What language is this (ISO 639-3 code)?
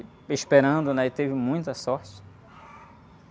por